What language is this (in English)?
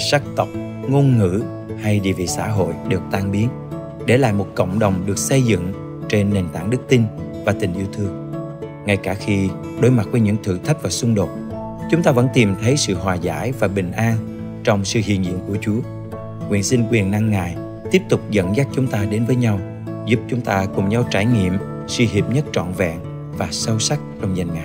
Vietnamese